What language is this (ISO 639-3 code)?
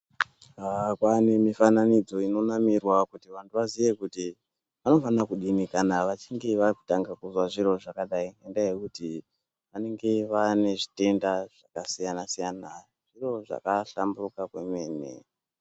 ndc